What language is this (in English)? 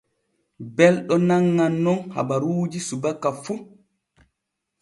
Borgu Fulfulde